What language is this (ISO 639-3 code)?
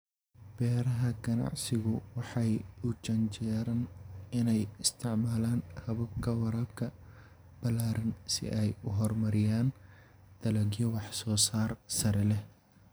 som